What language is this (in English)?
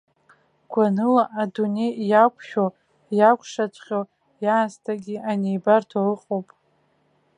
Abkhazian